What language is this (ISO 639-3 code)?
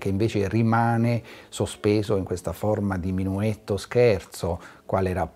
ita